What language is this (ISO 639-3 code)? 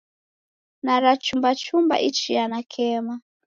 dav